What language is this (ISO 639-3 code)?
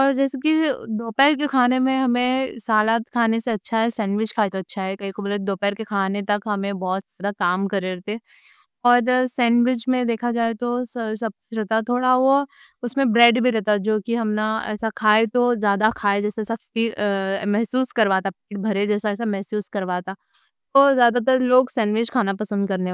dcc